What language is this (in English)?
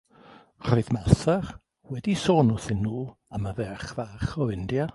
Welsh